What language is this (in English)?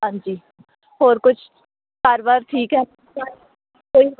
Punjabi